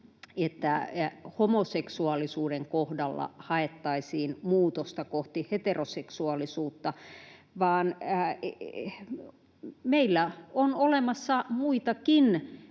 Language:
Finnish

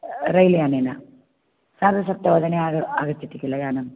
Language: Sanskrit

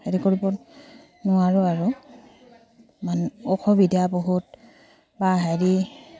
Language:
Assamese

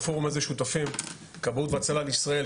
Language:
Hebrew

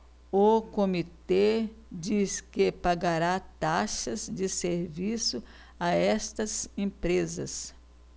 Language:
Portuguese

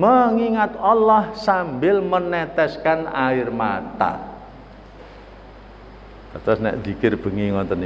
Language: Indonesian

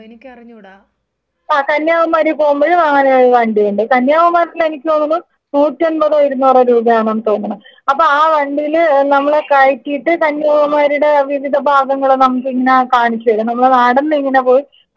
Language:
Malayalam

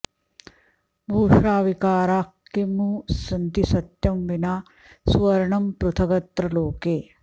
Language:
Sanskrit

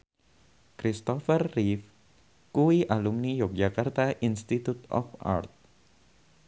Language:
Javanese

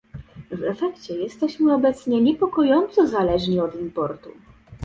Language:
Polish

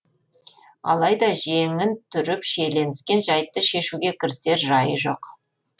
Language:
Kazakh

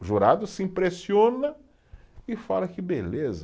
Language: Portuguese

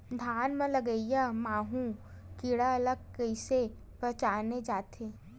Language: Chhattisgarhi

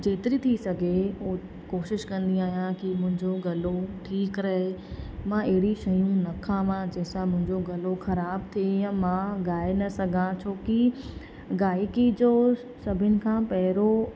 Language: Sindhi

